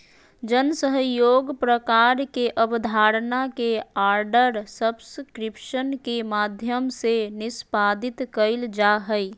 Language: Magahi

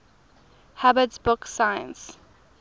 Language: English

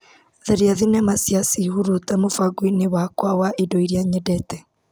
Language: Kikuyu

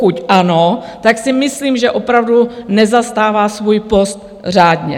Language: Czech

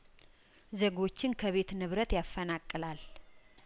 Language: Amharic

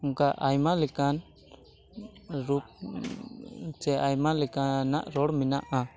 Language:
Santali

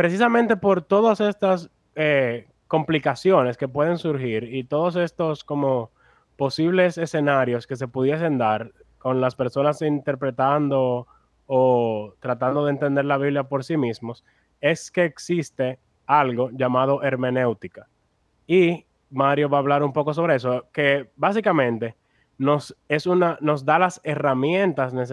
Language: Spanish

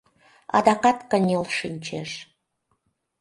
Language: Mari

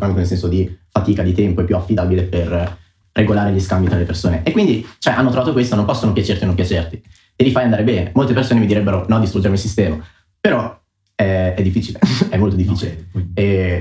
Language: Italian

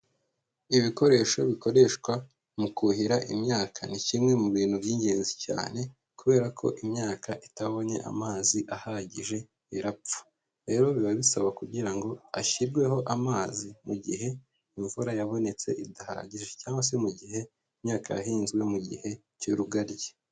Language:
Kinyarwanda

